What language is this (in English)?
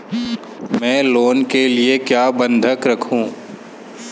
Hindi